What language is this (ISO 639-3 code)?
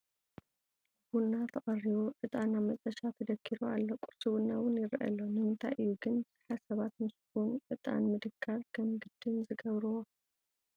tir